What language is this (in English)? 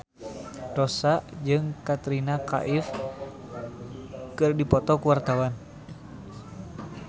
Sundanese